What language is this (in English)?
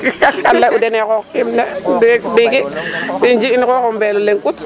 Serer